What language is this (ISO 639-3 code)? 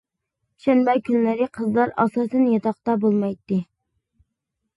uig